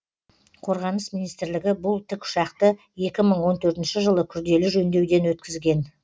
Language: Kazakh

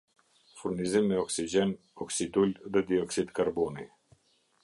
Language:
Albanian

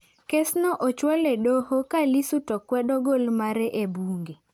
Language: Luo (Kenya and Tanzania)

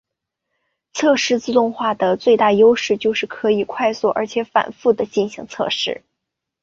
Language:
Chinese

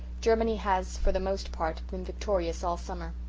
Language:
English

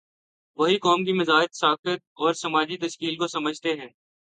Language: Urdu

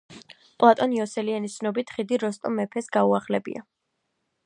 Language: Georgian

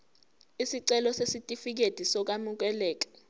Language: Zulu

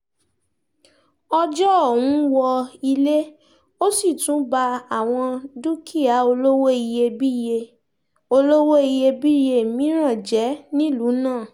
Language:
Yoruba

